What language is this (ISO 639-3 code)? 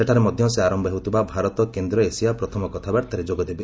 ori